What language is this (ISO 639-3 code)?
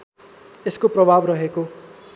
nep